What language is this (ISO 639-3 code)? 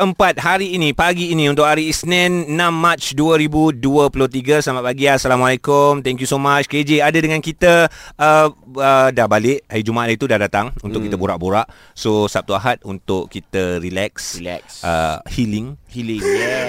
msa